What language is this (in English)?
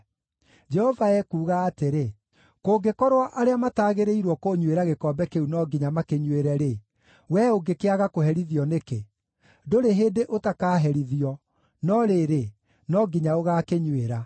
Kikuyu